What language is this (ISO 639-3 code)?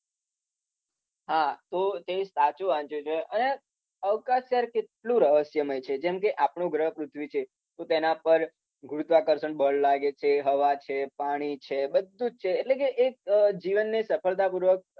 guj